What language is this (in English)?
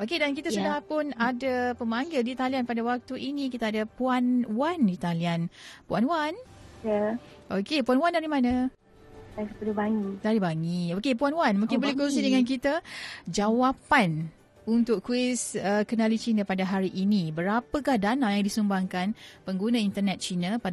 Malay